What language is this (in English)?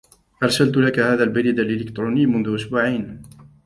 Arabic